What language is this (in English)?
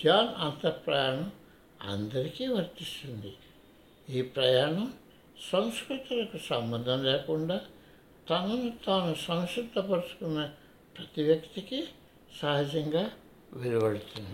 Telugu